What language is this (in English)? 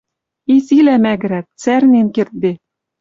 Western Mari